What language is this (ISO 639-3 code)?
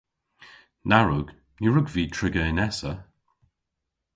cor